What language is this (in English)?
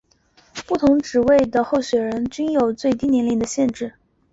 Chinese